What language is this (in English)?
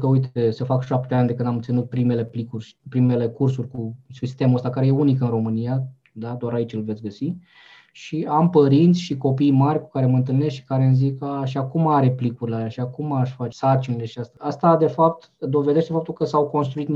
Romanian